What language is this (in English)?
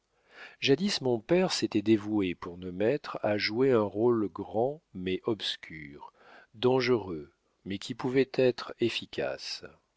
French